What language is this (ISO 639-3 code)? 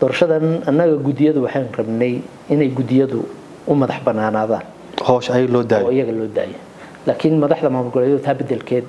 ara